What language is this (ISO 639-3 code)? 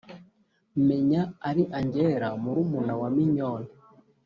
kin